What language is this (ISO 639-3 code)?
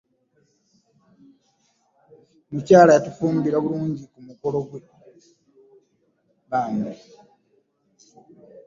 lug